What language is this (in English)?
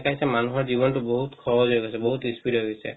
Assamese